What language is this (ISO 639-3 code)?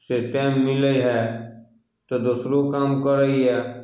mai